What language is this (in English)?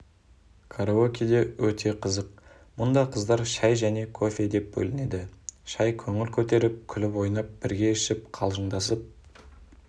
Kazakh